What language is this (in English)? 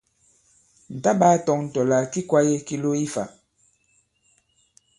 Bankon